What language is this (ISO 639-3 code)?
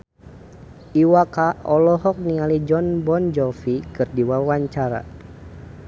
sun